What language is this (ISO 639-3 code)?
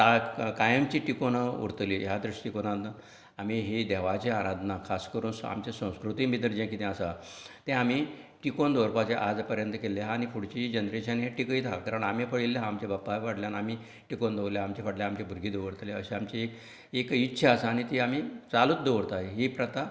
kok